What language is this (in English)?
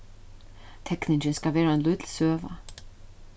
Faroese